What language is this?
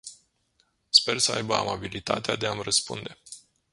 Romanian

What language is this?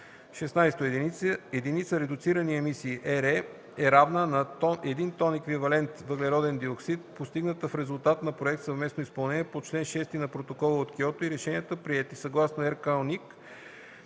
Bulgarian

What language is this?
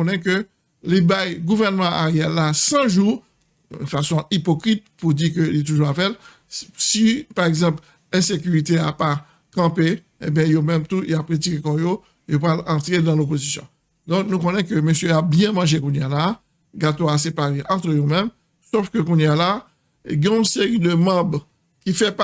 French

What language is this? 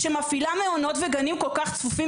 Hebrew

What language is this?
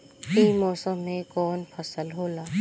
Bhojpuri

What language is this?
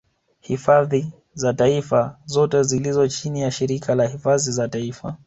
Swahili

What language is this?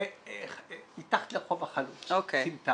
Hebrew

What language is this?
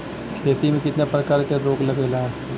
Bhojpuri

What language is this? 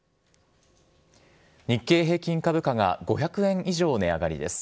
Japanese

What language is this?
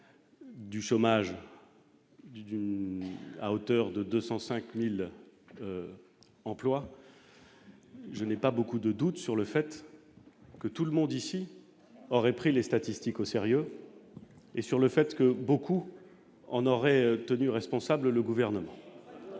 French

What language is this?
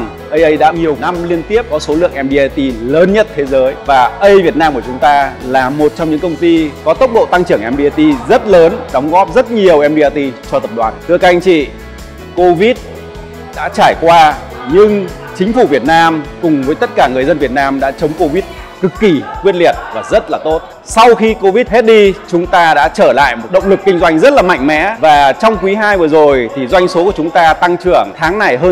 Vietnamese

